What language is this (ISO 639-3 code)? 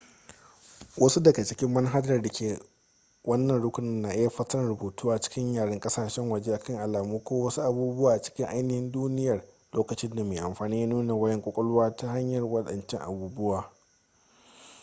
hau